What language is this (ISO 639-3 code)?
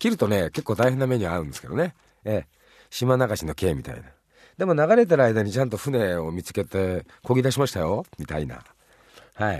jpn